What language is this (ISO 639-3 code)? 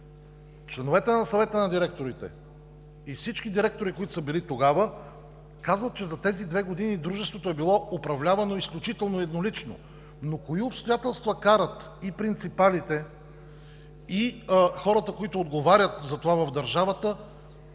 bul